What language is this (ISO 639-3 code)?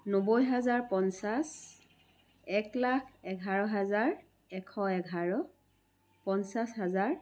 asm